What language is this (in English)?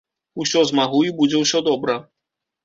Belarusian